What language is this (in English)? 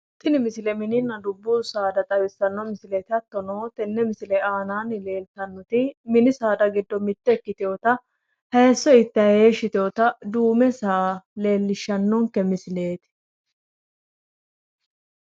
Sidamo